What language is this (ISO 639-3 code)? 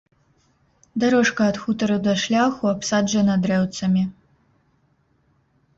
bel